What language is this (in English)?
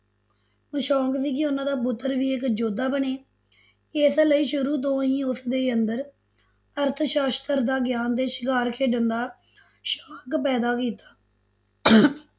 Punjabi